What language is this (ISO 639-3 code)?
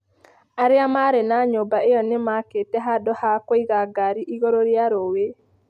kik